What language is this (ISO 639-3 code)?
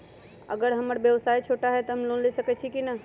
mag